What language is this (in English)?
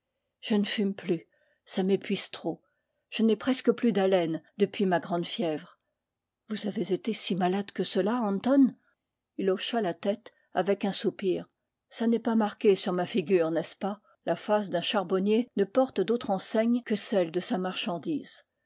French